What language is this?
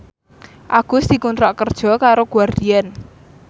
Javanese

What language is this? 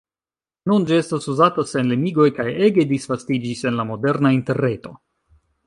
Esperanto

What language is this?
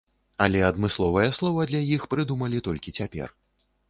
Belarusian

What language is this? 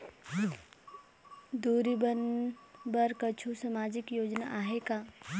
Chhattisgarhi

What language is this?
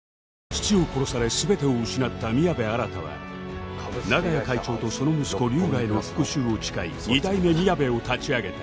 Japanese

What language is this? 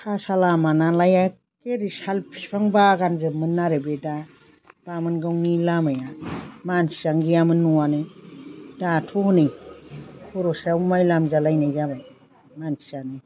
Bodo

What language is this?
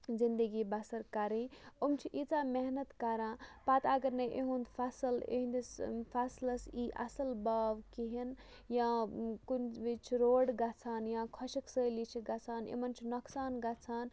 Kashmiri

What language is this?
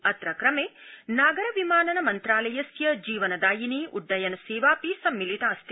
Sanskrit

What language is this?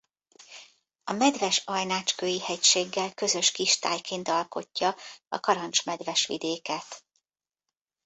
Hungarian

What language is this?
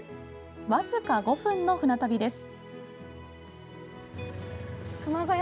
Japanese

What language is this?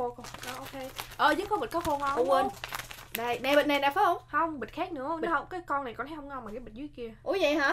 Vietnamese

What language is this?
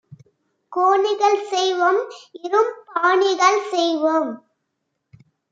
Tamil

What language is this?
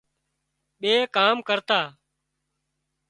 Wadiyara Koli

